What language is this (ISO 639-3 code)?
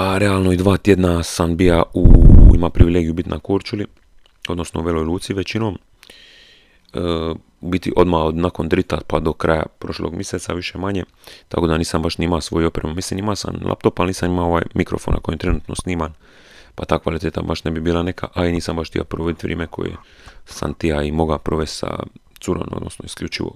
hrv